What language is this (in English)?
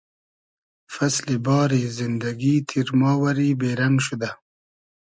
Hazaragi